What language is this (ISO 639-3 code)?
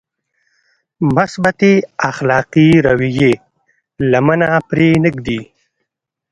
pus